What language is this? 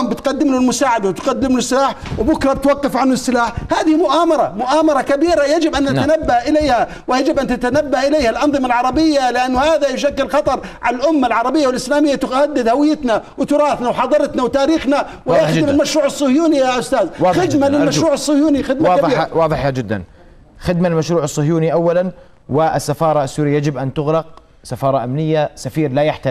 Arabic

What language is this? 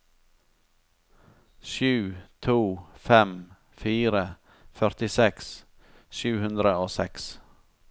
Norwegian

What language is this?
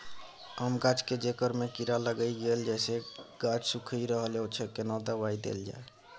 Maithili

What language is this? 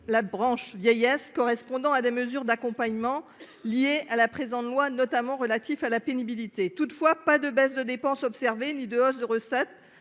French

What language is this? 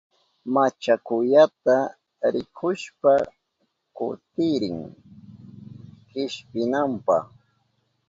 Southern Pastaza Quechua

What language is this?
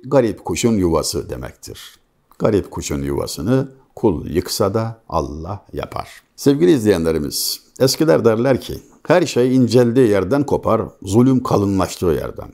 Turkish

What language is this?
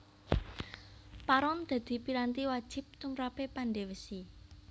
Javanese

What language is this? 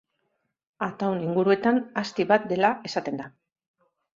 Basque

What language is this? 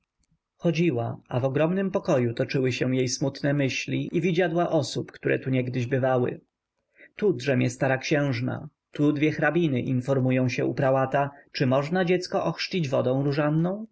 Polish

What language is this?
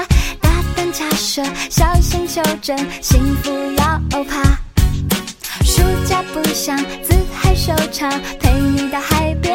Chinese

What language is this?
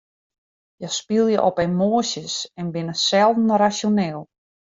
Western Frisian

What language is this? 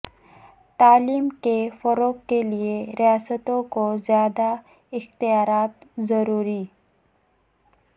Urdu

